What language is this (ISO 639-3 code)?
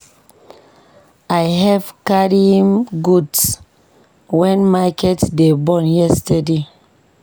pcm